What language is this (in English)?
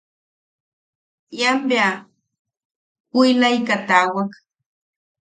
Yaqui